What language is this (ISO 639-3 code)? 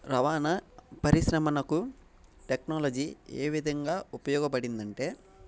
tel